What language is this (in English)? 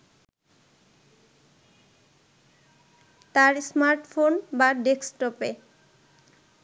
Bangla